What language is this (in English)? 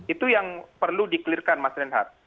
Indonesian